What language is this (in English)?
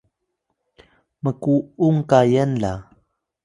Atayal